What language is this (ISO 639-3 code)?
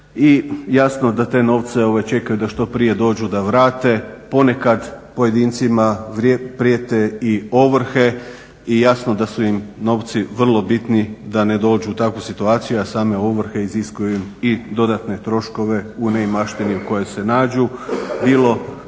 hrv